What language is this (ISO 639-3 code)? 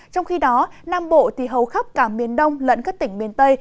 vie